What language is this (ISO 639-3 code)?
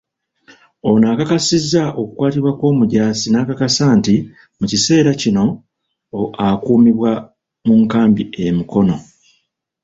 lug